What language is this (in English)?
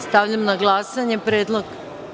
Serbian